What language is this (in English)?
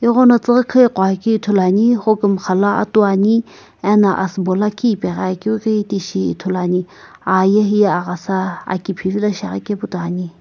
Sumi Naga